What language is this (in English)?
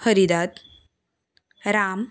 Konkani